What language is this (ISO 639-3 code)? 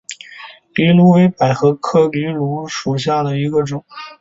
zho